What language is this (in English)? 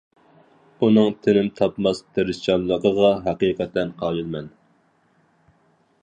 Uyghur